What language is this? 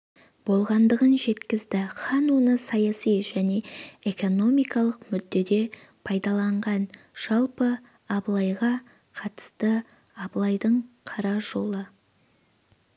Kazakh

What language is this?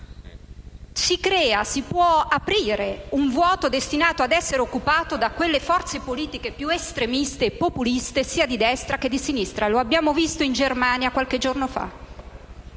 Italian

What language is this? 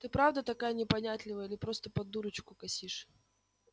Russian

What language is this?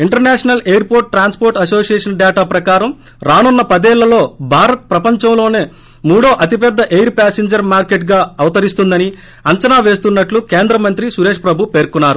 Telugu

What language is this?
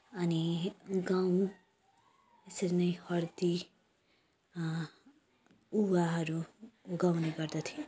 Nepali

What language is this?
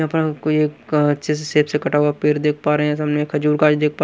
Hindi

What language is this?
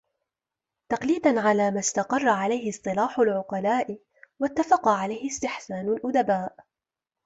Arabic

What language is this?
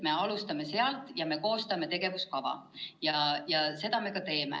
Estonian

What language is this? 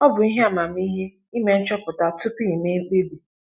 Igbo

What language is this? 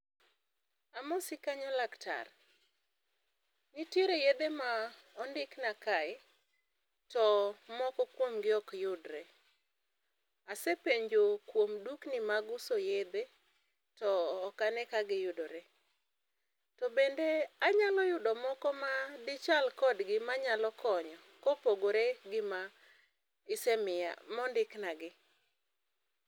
Luo (Kenya and Tanzania)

